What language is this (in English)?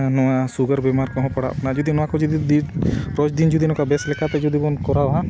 Santali